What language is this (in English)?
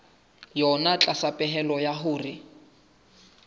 Southern Sotho